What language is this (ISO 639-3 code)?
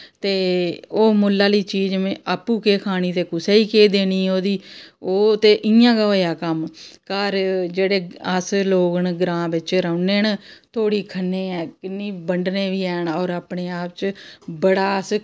doi